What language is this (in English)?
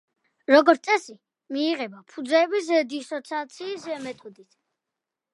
Georgian